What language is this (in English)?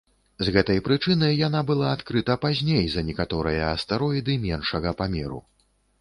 Belarusian